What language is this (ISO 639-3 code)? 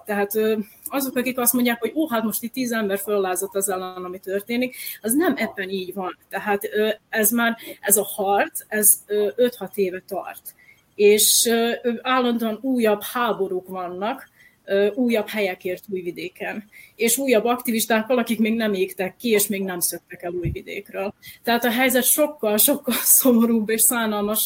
hun